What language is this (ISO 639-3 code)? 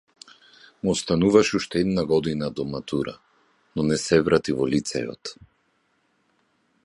mkd